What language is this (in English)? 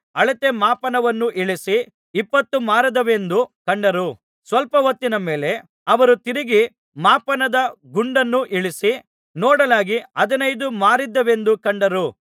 Kannada